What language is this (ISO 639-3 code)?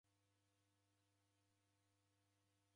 dav